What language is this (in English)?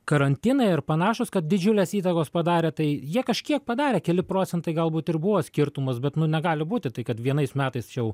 Lithuanian